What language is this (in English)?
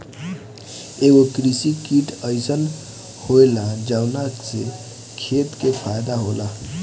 Bhojpuri